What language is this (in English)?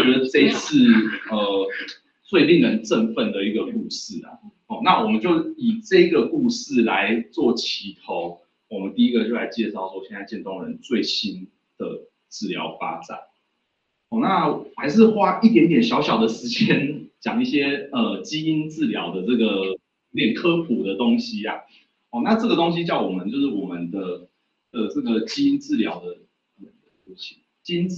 Chinese